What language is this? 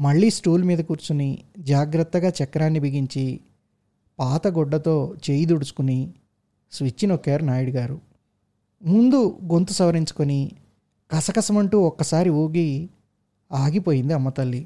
Telugu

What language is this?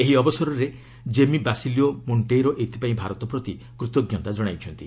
Odia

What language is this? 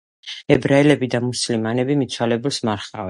Georgian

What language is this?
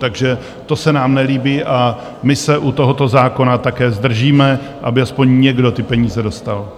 Czech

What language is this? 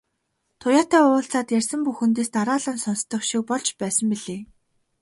Mongolian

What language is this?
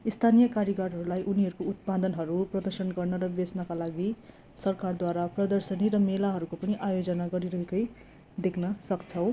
Nepali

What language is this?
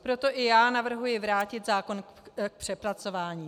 Czech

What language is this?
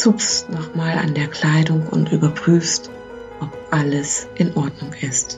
German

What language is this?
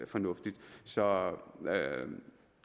Danish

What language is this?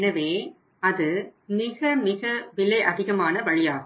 Tamil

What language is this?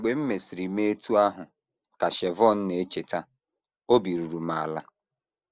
Igbo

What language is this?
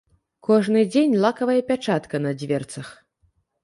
Belarusian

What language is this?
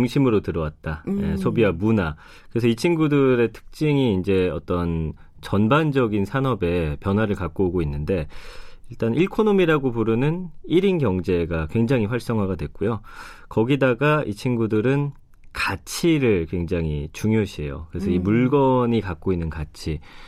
Korean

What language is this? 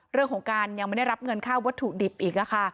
Thai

